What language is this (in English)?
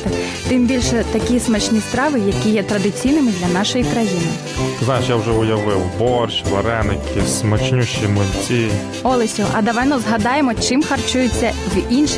Ukrainian